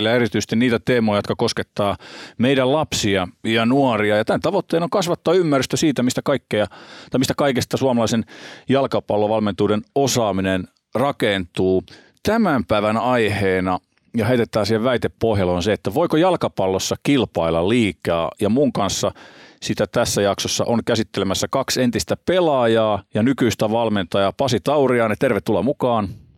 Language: Finnish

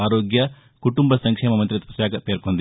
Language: Telugu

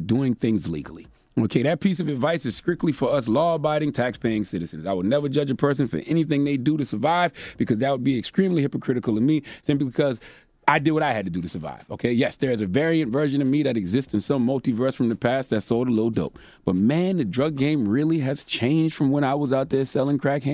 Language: English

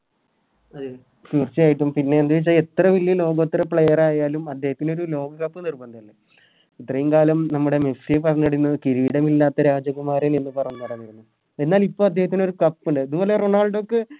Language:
Malayalam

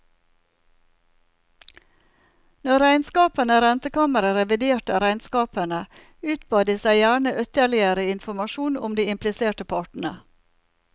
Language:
Norwegian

